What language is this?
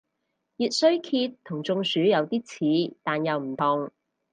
Cantonese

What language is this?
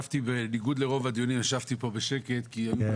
Hebrew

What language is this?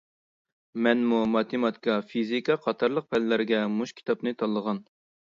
Uyghur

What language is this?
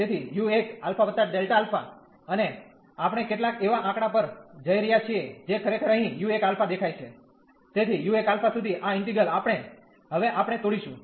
Gujarati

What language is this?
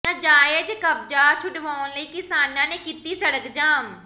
Punjabi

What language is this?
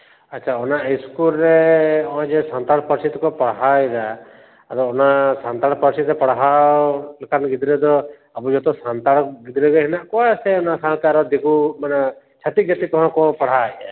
Santali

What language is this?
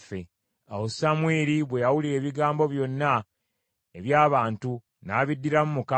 Ganda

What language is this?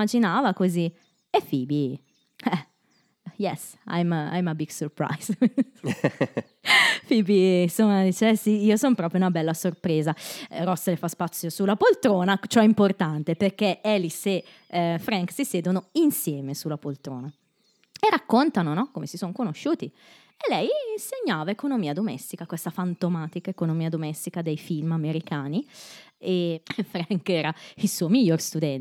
Italian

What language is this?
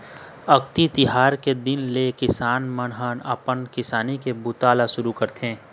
Chhattisgarhi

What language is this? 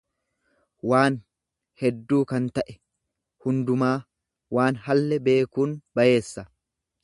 Oromo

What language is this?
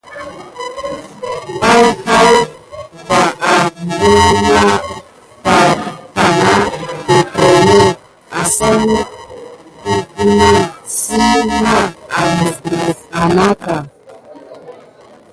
Gidar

